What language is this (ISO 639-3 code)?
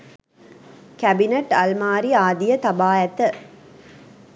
sin